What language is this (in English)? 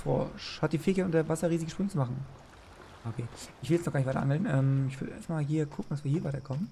German